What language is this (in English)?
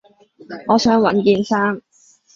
Cantonese